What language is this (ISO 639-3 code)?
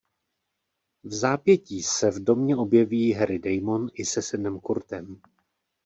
ces